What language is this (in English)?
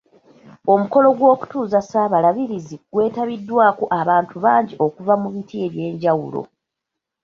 Ganda